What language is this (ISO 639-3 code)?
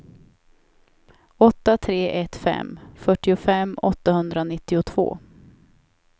swe